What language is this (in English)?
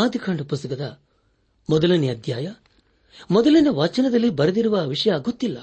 Kannada